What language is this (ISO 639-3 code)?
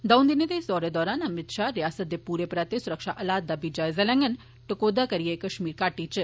doi